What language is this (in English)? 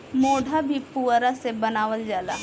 Bhojpuri